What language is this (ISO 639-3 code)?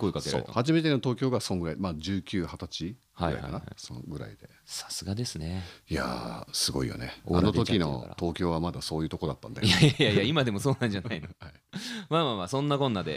jpn